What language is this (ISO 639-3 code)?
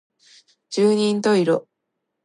jpn